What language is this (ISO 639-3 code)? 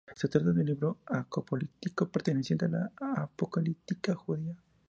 spa